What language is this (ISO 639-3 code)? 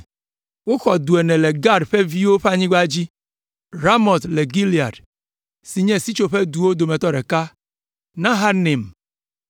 ewe